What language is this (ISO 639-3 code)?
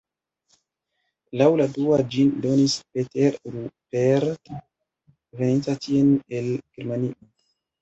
epo